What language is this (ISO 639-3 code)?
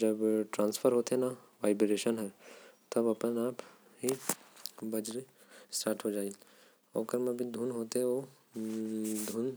kfp